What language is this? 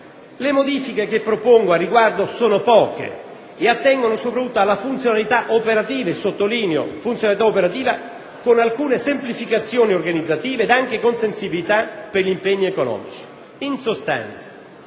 Italian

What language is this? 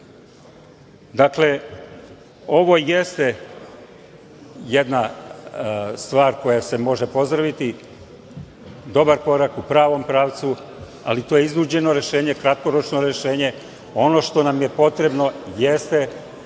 Serbian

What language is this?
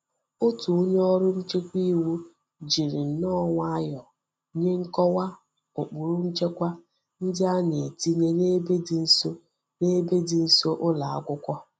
Igbo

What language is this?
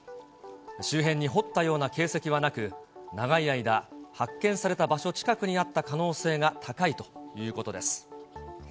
Japanese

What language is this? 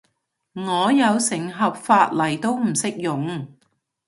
Cantonese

